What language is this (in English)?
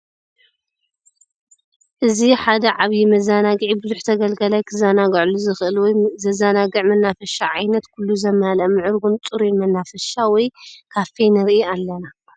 Tigrinya